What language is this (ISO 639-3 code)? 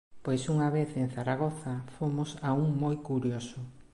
glg